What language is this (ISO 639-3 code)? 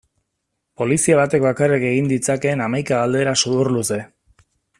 eus